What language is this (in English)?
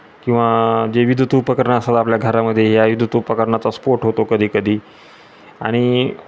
Marathi